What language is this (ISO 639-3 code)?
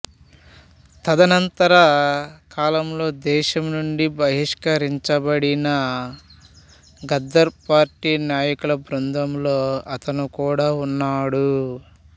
tel